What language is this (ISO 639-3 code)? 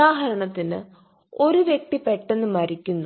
mal